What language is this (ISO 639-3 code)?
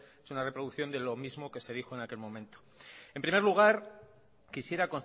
spa